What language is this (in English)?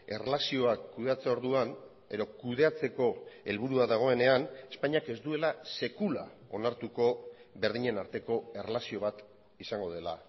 Basque